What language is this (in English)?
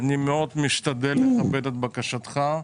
Hebrew